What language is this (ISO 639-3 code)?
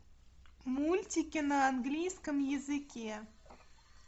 rus